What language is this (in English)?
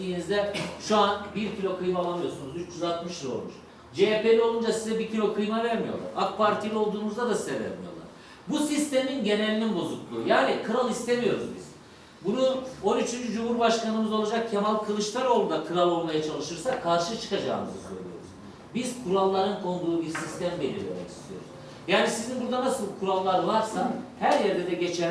Turkish